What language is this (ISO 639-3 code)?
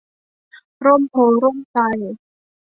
tha